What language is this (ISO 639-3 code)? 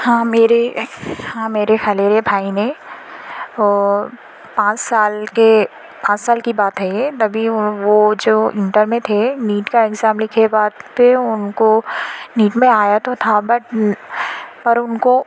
urd